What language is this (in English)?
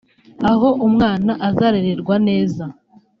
Kinyarwanda